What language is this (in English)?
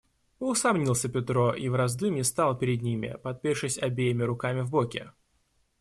Russian